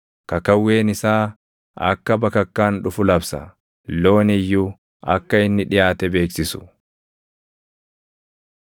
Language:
Oromo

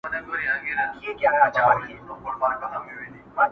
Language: Pashto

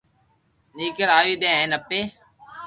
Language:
Loarki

